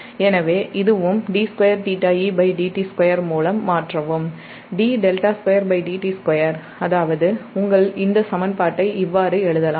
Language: Tamil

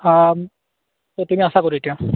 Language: Assamese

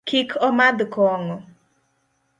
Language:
Luo (Kenya and Tanzania)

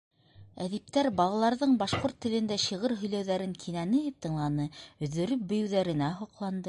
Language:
Bashkir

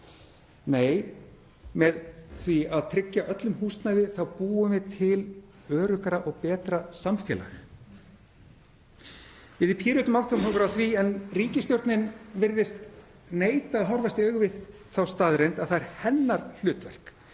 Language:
Icelandic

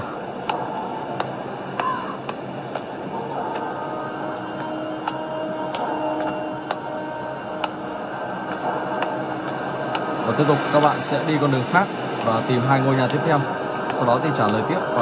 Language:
Vietnamese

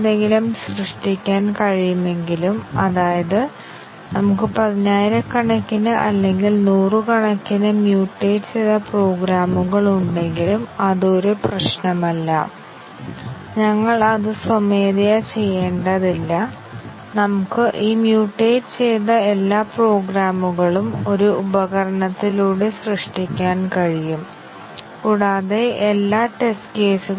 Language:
Malayalam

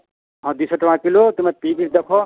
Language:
Odia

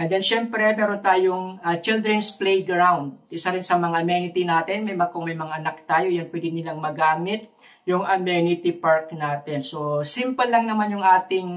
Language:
Filipino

